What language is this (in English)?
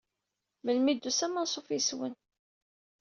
Kabyle